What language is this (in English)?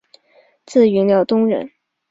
Chinese